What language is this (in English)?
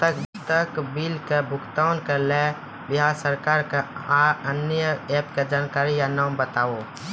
Maithili